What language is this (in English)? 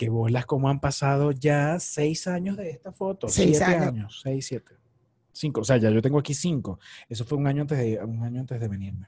Spanish